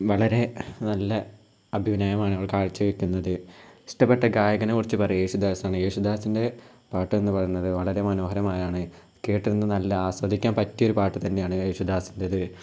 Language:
Malayalam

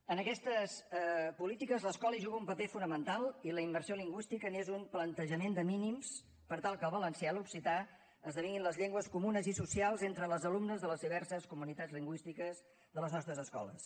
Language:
Catalan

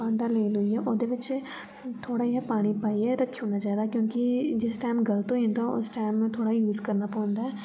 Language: Dogri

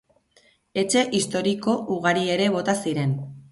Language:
Basque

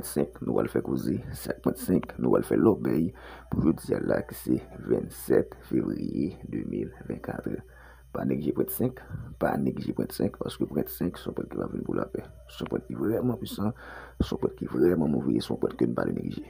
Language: French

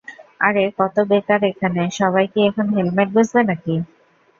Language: Bangla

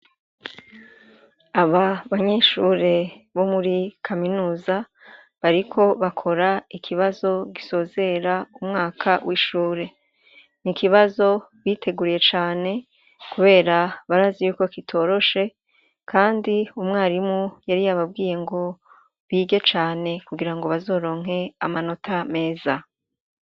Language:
Rundi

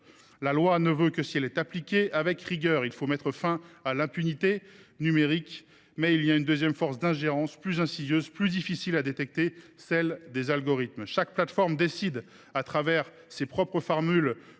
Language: French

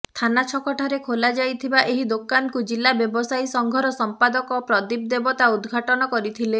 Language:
Odia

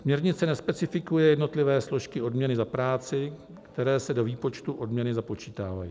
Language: Czech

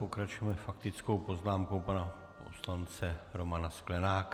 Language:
Czech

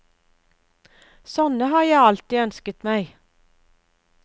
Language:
Norwegian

